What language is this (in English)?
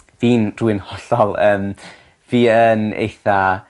Welsh